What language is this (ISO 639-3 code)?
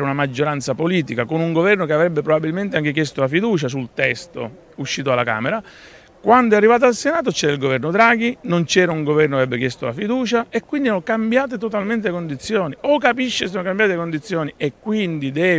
ita